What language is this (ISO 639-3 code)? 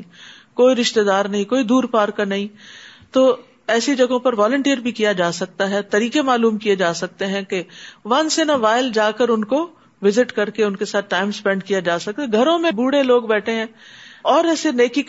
urd